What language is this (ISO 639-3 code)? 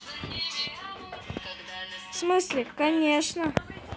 rus